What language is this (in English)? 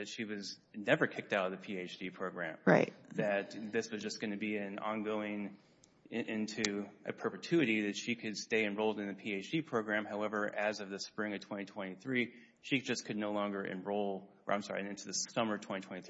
English